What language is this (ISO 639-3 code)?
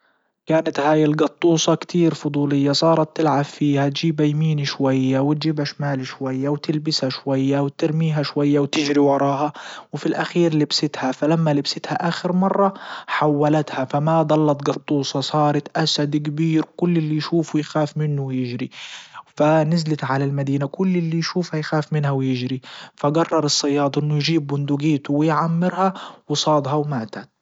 ayl